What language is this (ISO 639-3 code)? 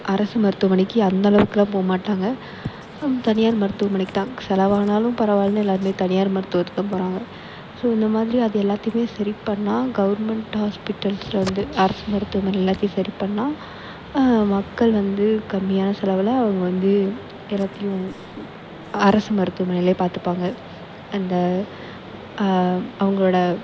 tam